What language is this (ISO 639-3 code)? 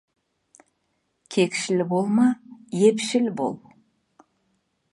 kaz